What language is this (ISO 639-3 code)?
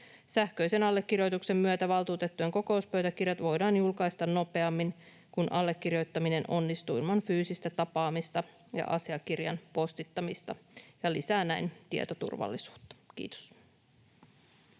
fin